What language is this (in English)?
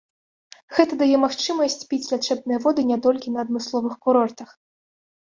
Belarusian